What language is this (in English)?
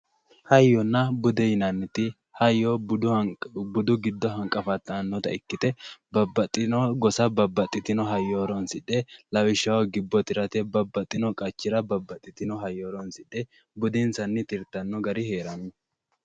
Sidamo